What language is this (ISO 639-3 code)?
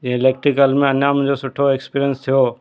snd